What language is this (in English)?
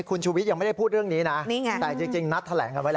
Thai